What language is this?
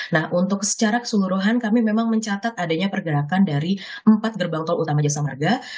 Indonesian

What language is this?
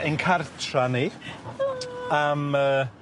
Welsh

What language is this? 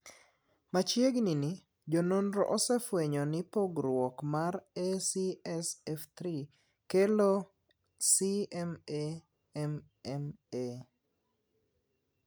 Luo (Kenya and Tanzania)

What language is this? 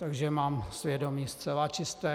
Czech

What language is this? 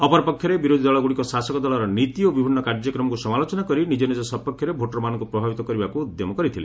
Odia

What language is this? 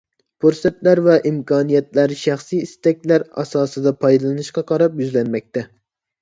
Uyghur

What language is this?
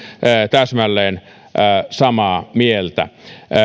Finnish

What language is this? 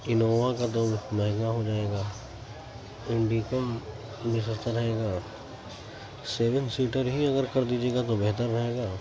Urdu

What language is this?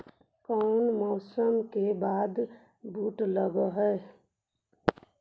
Magahi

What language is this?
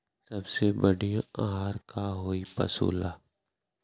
Magahi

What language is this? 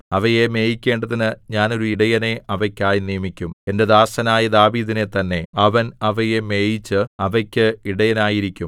Malayalam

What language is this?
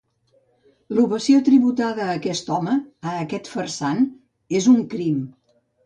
Catalan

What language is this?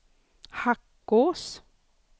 Swedish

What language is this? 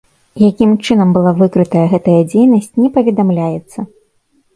Belarusian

